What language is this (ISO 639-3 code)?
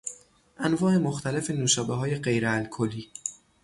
fas